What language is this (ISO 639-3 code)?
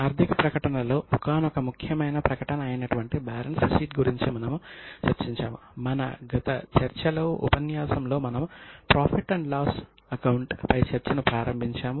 tel